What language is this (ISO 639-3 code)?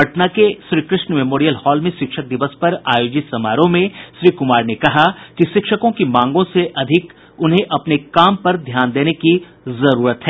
hin